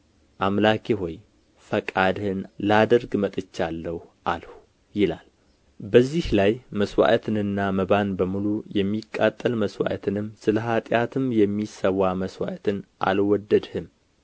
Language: Amharic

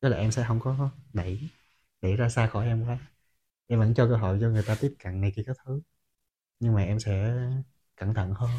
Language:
Vietnamese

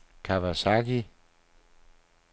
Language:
Danish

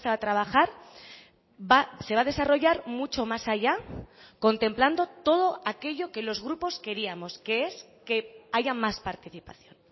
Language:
Spanish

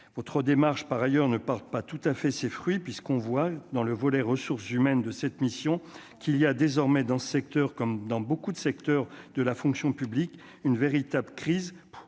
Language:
French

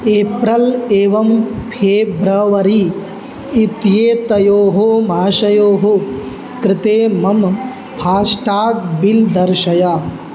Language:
Sanskrit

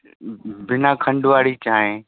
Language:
Sindhi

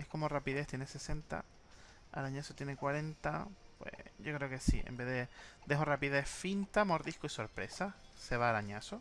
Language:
Spanish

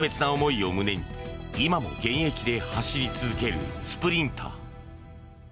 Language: Japanese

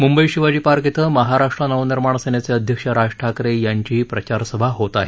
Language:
Marathi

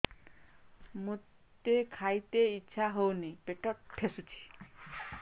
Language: Odia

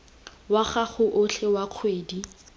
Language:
Tswana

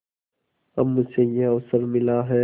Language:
Hindi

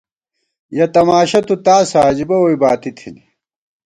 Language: Gawar-Bati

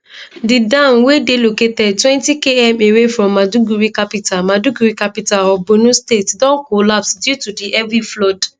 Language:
Nigerian Pidgin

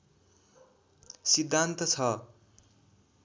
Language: Nepali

